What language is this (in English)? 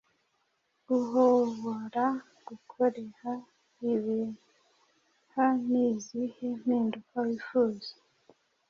Kinyarwanda